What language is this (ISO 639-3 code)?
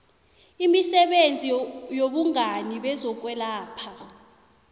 nbl